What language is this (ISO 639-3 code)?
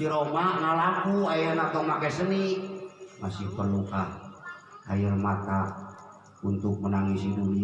ind